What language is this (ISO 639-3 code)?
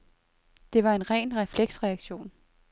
dan